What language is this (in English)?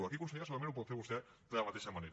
Catalan